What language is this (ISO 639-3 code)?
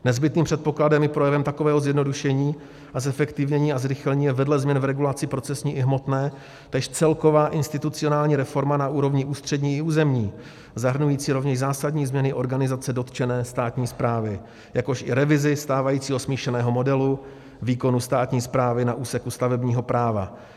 ces